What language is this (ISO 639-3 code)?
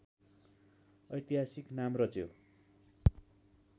nep